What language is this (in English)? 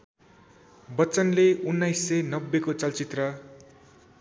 Nepali